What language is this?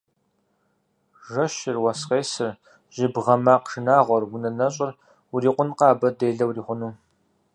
Kabardian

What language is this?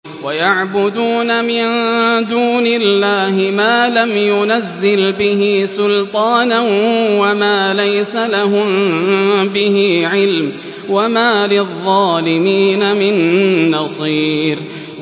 Arabic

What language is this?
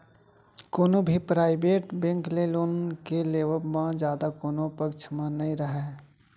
Chhattisgarhi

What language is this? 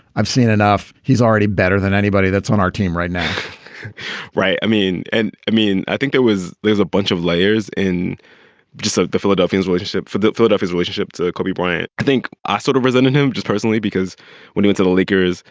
English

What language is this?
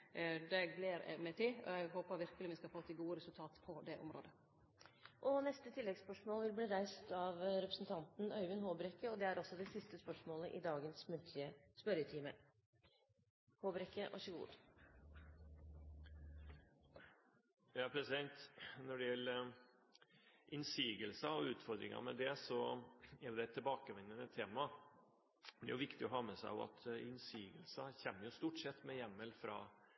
Norwegian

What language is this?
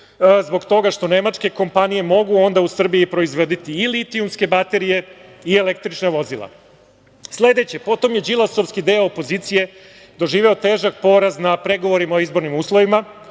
Serbian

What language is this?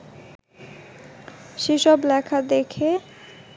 Bangla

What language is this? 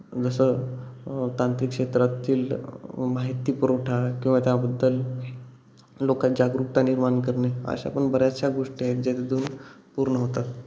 Marathi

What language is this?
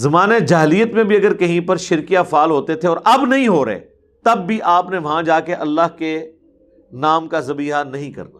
Urdu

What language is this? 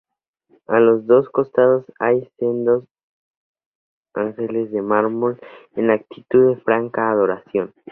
Spanish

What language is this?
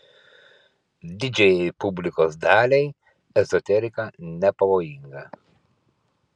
Lithuanian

